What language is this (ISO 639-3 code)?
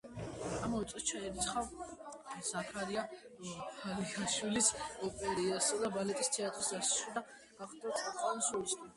kat